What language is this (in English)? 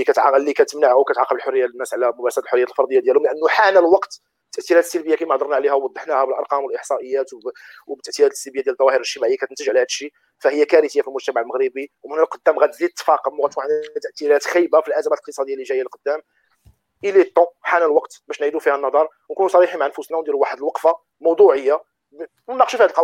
Arabic